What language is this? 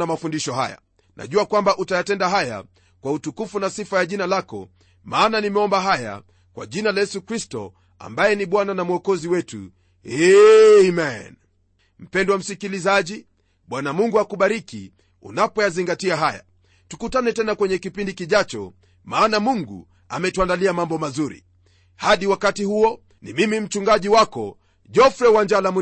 Swahili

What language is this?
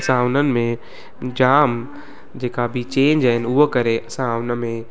Sindhi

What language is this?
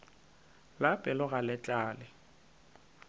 Northern Sotho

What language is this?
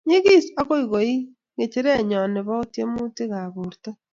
Kalenjin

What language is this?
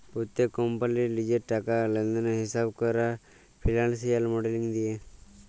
Bangla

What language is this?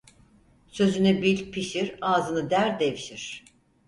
Turkish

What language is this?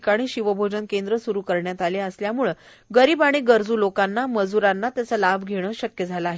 Marathi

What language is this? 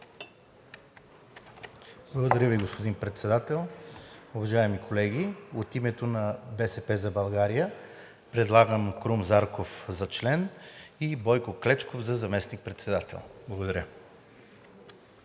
Bulgarian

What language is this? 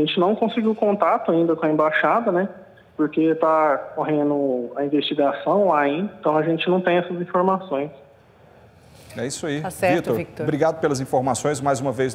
Portuguese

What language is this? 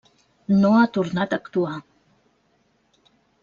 Catalan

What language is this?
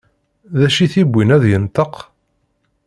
Kabyle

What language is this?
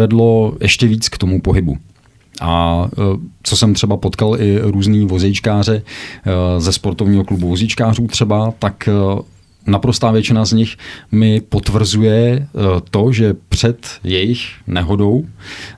Czech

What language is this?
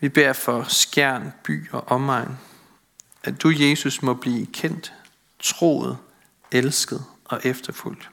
Danish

